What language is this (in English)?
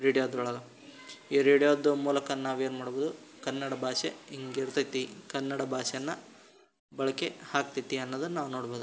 Kannada